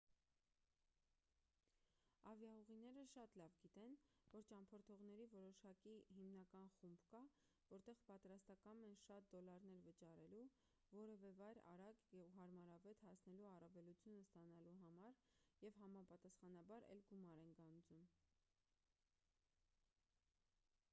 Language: Armenian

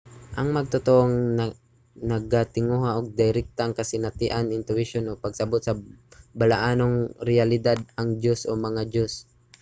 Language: Cebuano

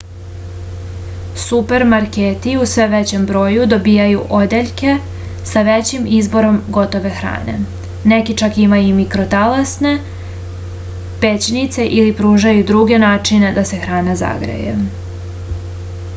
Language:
Serbian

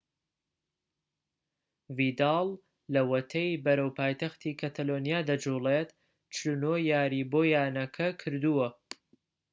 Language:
Central Kurdish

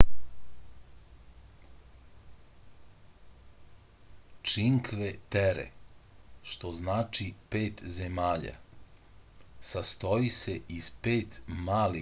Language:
Serbian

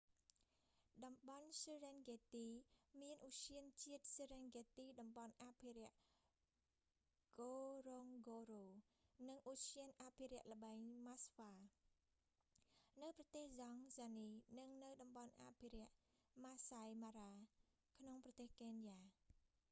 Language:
Khmer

